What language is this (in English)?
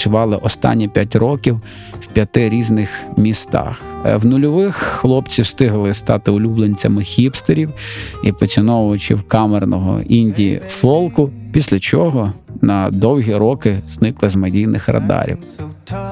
Ukrainian